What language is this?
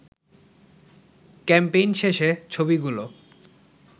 Bangla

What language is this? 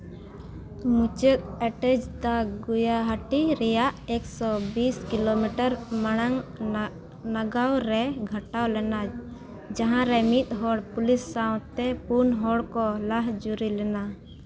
Santali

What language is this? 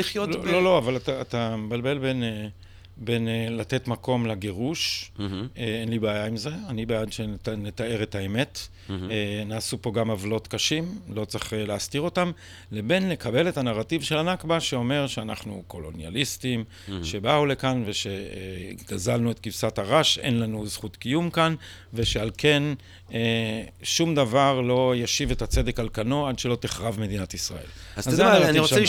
Hebrew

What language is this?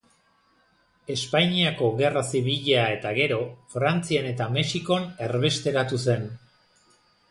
Basque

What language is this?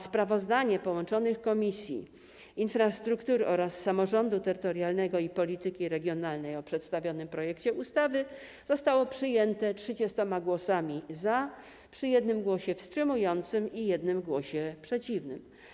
Polish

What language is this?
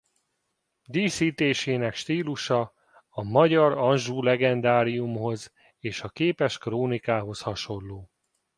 Hungarian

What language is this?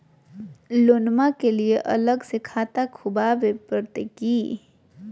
Magahi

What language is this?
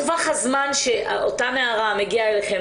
Hebrew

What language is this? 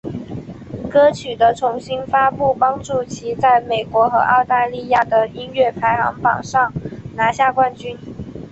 Chinese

